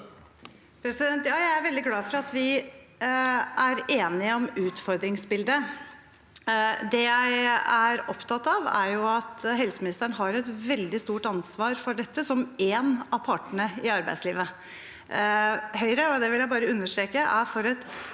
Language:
Norwegian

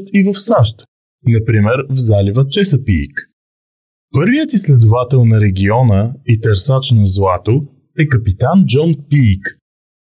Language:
Bulgarian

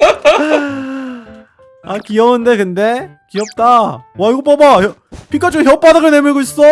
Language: Korean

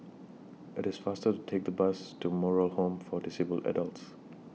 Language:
English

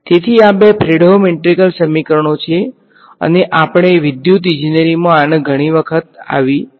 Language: Gujarati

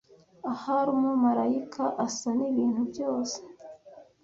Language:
Kinyarwanda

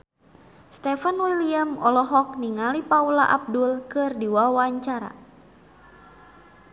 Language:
Sundanese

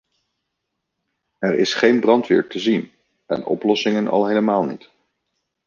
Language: Dutch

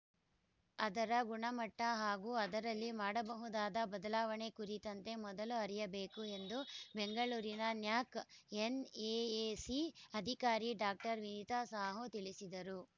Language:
Kannada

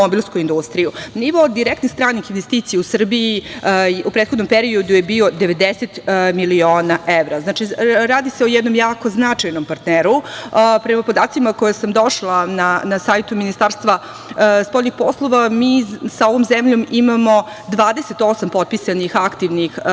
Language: Serbian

